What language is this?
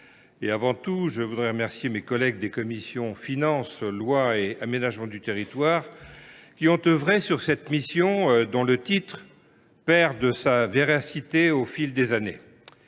French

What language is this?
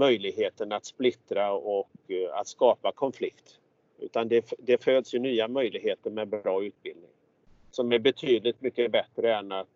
Swedish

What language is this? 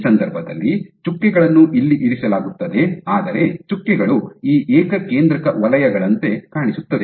Kannada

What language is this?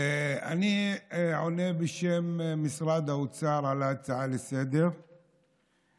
Hebrew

